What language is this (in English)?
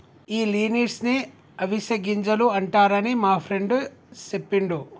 Telugu